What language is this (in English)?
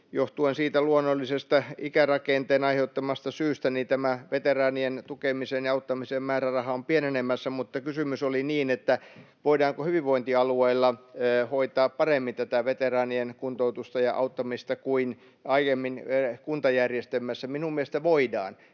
Finnish